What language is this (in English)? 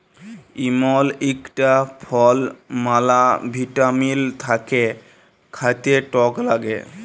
Bangla